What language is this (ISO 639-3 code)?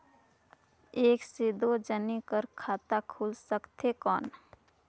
hne